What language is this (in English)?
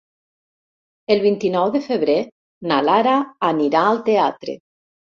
Catalan